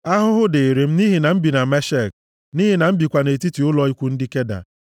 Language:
Igbo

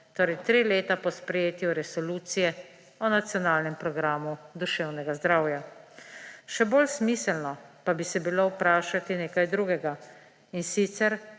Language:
Slovenian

